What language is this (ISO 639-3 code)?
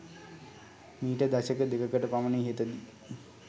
sin